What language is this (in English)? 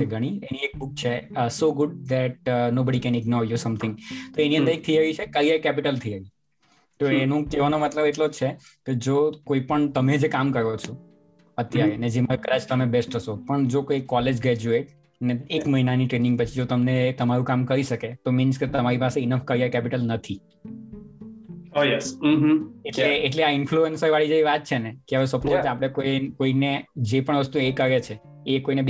Gujarati